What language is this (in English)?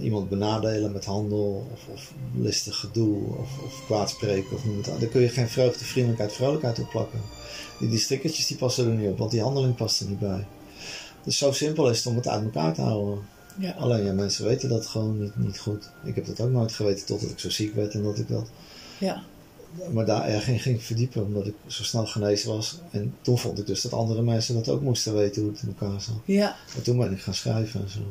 Dutch